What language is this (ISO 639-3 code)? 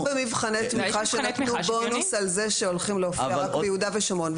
heb